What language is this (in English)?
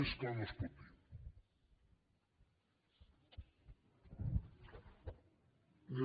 Catalan